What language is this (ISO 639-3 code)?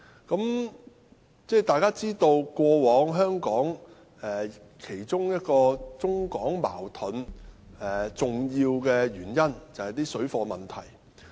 yue